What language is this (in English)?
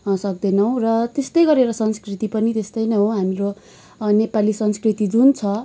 Nepali